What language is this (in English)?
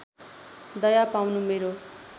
Nepali